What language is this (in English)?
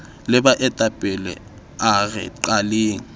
Southern Sotho